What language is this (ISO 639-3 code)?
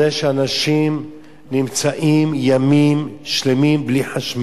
heb